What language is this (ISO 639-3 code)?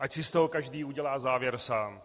ces